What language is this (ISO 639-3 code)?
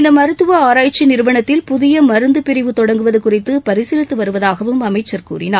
tam